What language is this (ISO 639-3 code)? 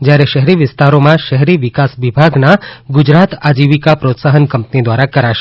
guj